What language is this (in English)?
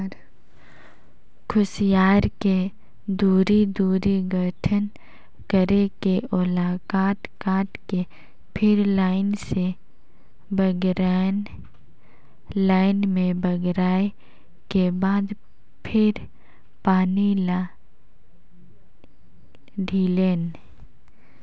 Chhattisgarhi